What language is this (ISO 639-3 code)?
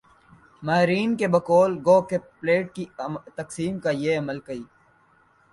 urd